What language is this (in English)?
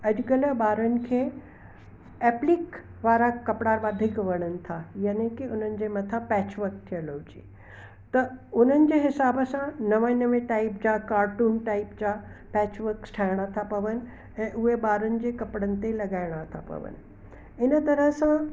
Sindhi